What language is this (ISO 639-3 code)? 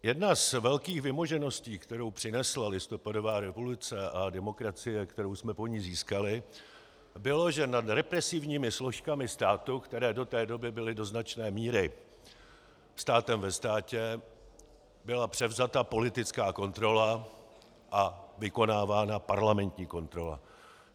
ces